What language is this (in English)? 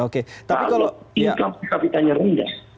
Indonesian